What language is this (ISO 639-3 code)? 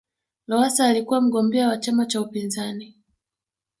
swa